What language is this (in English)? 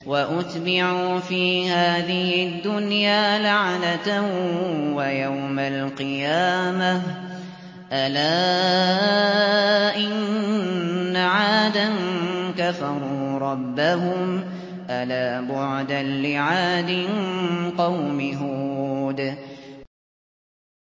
Arabic